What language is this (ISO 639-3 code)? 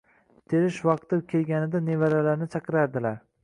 uzb